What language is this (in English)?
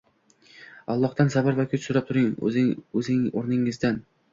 Uzbek